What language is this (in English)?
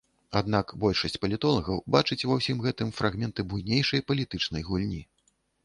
Belarusian